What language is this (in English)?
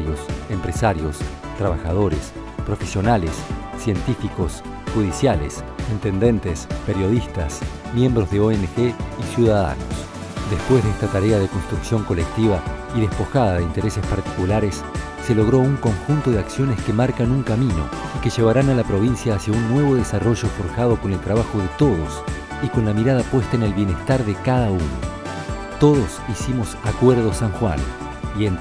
Spanish